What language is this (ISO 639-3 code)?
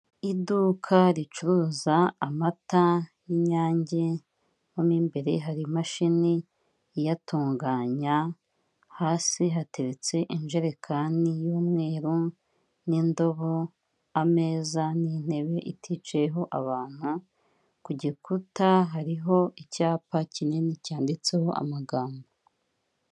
kin